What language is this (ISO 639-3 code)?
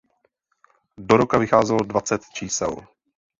ces